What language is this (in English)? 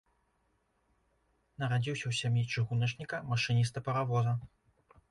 Belarusian